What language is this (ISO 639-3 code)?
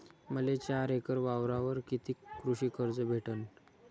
mar